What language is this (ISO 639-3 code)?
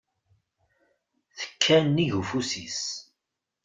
kab